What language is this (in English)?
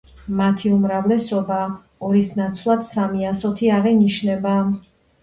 Georgian